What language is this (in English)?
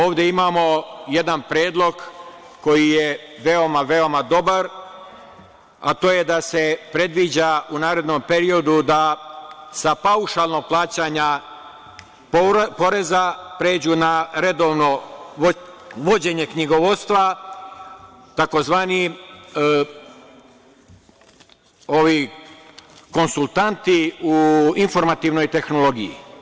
Serbian